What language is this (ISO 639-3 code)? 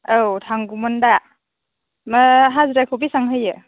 brx